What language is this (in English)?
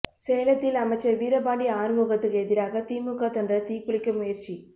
Tamil